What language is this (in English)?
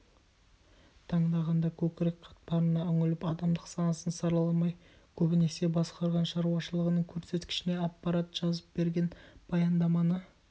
Kazakh